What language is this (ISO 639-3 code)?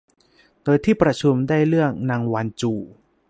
tha